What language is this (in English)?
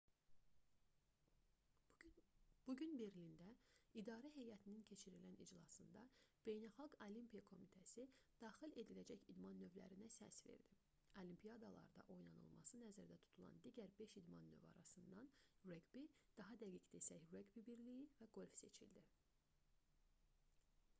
Azerbaijani